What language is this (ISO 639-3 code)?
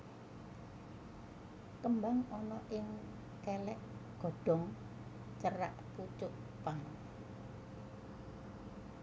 jav